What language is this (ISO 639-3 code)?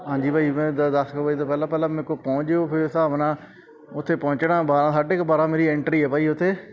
pan